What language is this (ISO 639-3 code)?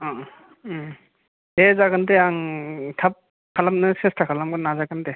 brx